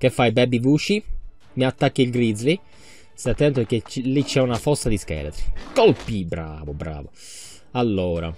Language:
Italian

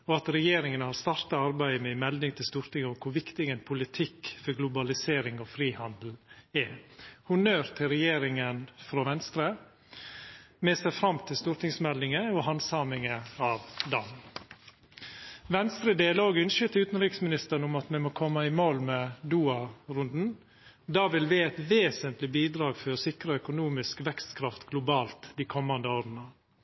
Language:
Norwegian Nynorsk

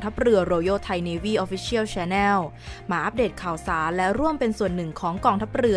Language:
Thai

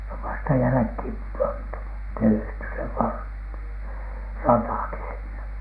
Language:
Finnish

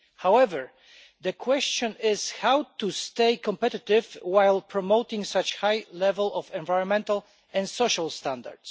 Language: English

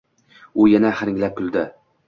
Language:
Uzbek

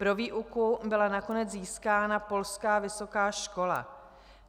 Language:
Czech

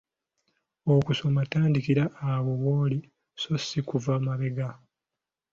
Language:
Ganda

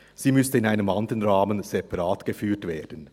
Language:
Swiss German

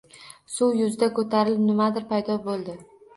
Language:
Uzbek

